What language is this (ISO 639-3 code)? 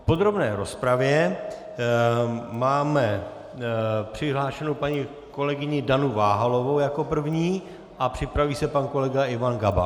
ces